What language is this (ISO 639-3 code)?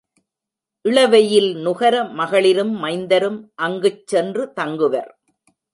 tam